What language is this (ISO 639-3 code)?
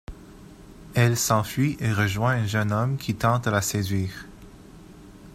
fra